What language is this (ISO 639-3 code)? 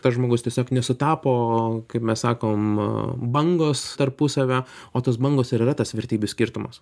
lit